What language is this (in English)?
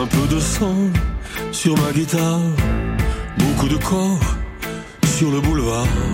French